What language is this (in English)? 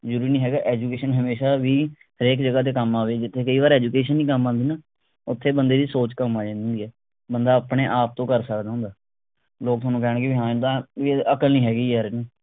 Punjabi